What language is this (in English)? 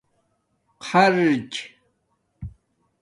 Domaaki